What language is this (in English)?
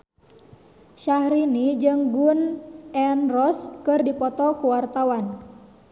Sundanese